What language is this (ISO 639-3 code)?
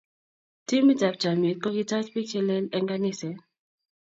kln